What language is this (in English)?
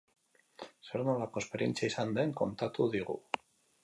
Basque